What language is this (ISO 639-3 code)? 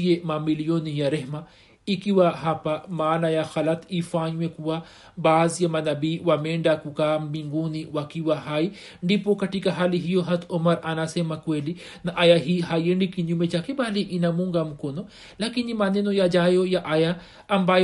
swa